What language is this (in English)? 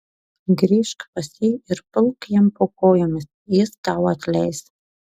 Lithuanian